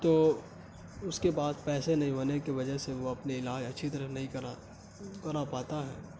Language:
Urdu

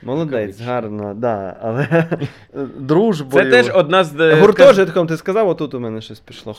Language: Ukrainian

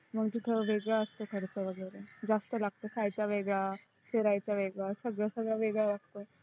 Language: Marathi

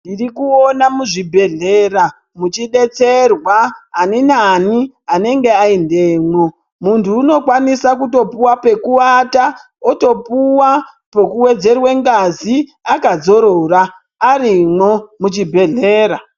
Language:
Ndau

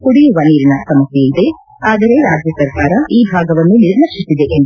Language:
Kannada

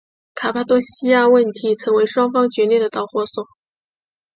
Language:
Chinese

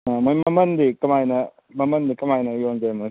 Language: Manipuri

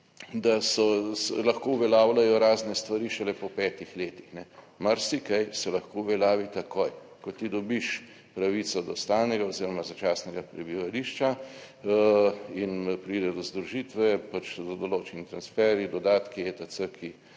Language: Slovenian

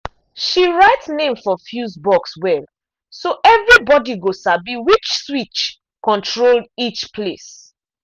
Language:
Nigerian Pidgin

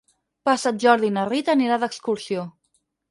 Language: Catalan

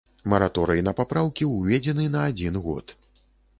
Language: Belarusian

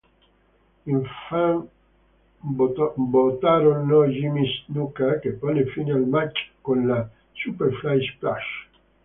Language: Italian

